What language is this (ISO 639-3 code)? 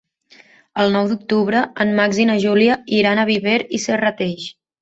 cat